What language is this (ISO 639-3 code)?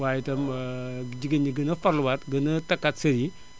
wol